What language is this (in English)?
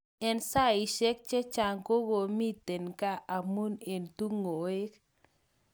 Kalenjin